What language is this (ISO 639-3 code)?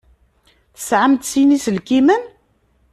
kab